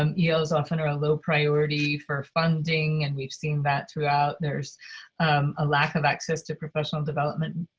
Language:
English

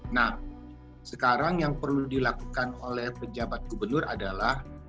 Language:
Indonesian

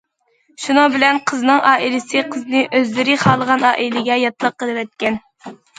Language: Uyghur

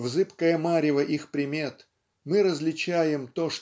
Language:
Russian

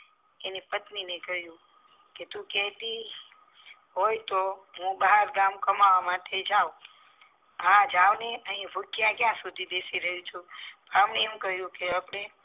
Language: Gujarati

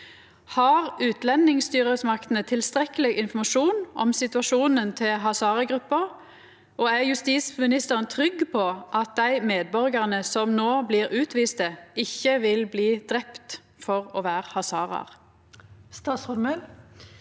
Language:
Norwegian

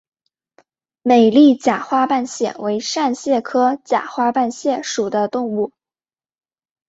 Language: Chinese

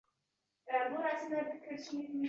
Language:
Uzbek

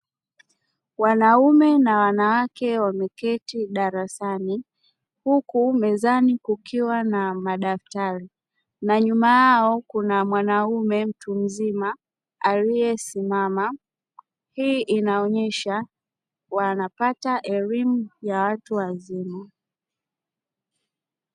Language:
Swahili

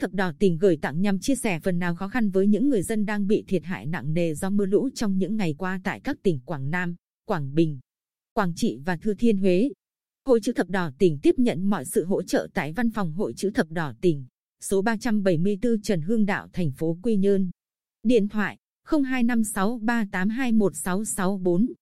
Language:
Vietnamese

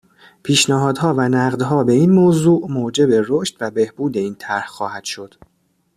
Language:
Persian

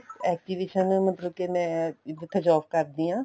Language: Punjabi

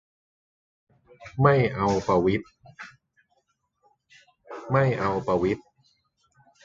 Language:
Thai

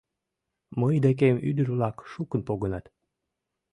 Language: Mari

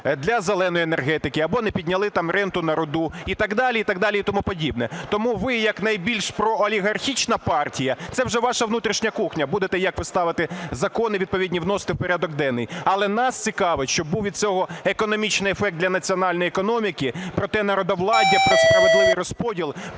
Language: Ukrainian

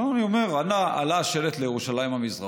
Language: Hebrew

